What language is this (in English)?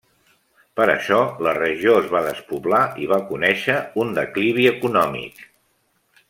Catalan